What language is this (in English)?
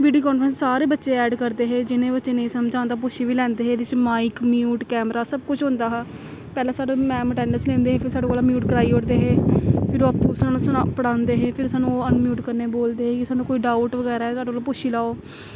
Dogri